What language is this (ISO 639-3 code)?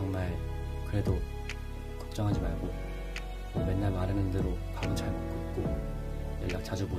kor